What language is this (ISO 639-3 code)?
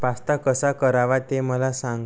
mar